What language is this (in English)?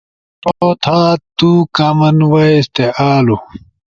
Ushojo